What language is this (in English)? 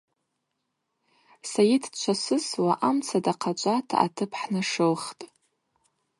Abaza